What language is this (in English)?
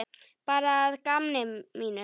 Icelandic